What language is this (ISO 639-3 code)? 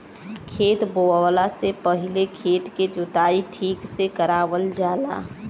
bho